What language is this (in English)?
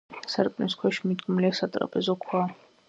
Georgian